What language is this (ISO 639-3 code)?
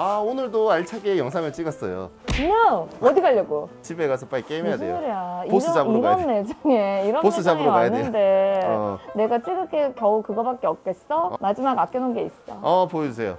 kor